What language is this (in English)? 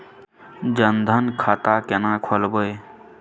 Maithili